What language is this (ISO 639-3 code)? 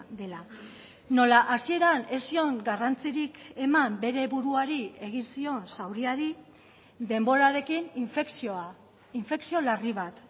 eus